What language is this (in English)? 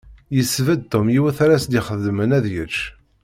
Kabyle